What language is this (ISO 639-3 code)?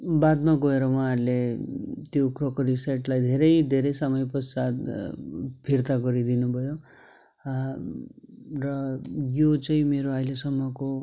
nep